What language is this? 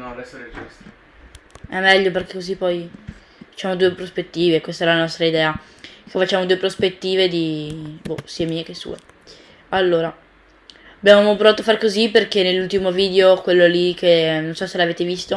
Italian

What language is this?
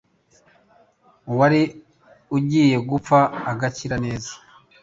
Kinyarwanda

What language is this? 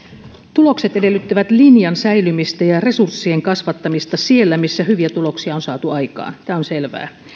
Finnish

